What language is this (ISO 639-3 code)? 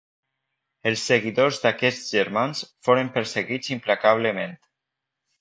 cat